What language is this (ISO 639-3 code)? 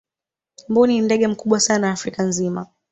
swa